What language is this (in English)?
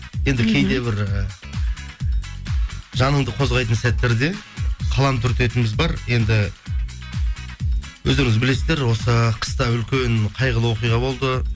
Kazakh